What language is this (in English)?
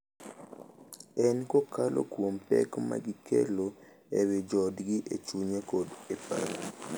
Luo (Kenya and Tanzania)